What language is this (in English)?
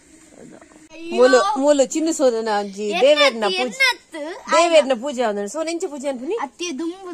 Arabic